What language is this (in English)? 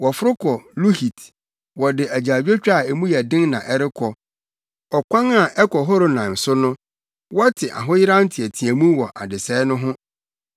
Akan